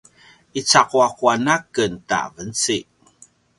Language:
Paiwan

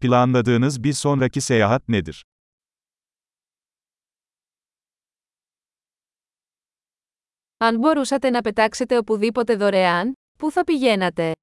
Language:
Greek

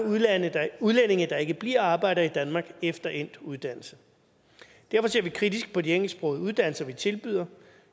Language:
Danish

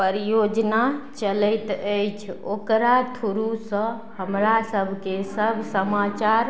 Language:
Maithili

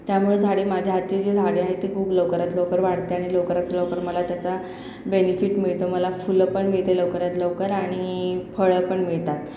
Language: Marathi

